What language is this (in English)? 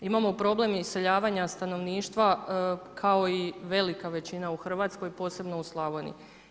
Croatian